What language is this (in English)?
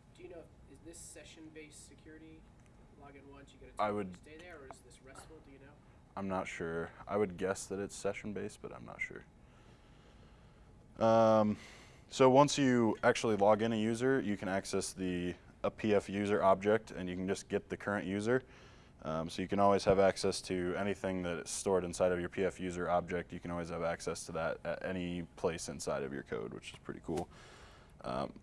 English